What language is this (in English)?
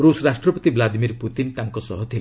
Odia